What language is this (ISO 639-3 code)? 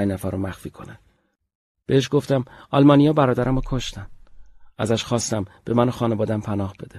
fas